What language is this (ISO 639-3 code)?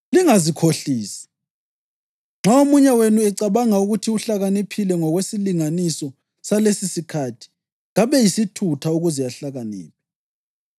nde